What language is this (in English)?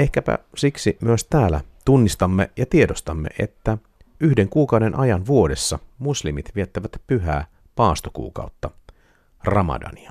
Finnish